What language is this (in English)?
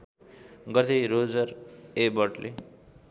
Nepali